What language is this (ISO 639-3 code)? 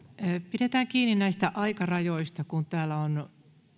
fin